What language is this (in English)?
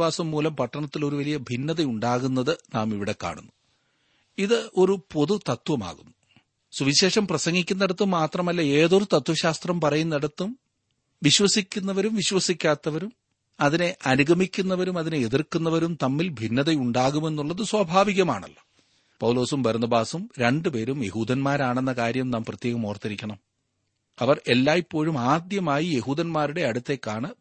Malayalam